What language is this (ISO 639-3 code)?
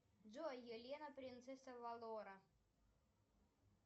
rus